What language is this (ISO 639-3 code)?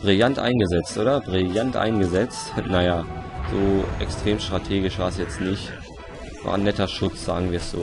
deu